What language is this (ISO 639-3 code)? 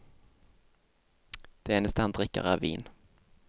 nor